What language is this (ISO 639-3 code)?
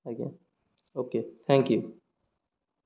ori